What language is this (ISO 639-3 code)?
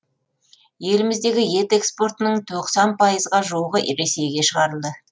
kaz